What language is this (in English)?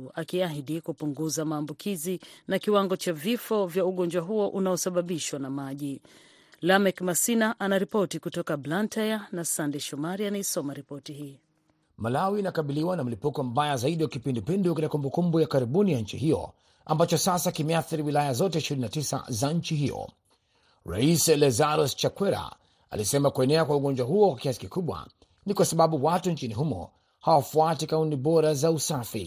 Swahili